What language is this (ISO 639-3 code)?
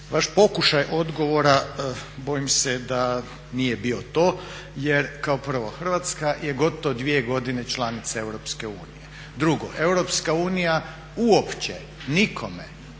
hrv